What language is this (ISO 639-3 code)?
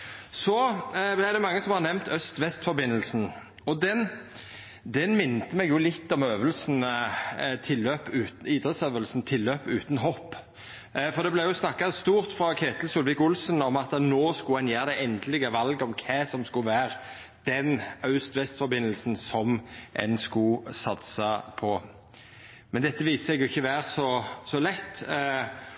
nno